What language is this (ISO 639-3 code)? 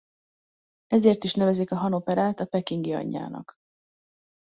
hun